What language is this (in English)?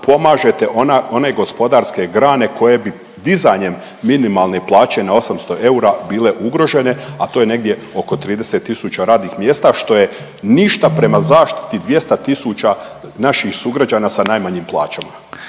Croatian